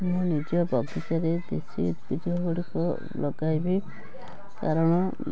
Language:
Odia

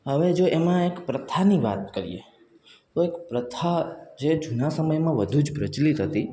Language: Gujarati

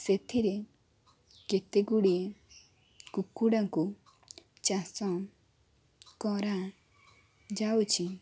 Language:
Odia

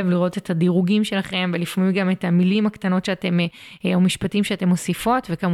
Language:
Hebrew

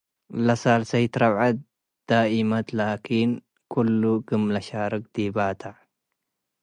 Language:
Tigre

